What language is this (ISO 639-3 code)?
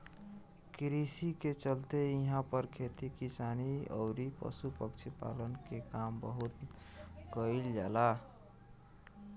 bho